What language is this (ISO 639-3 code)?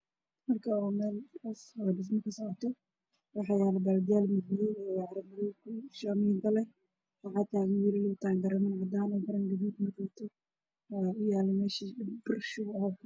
som